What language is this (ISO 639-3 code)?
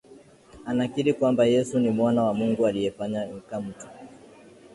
swa